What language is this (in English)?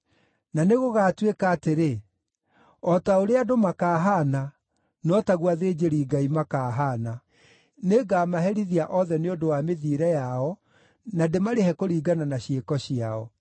Kikuyu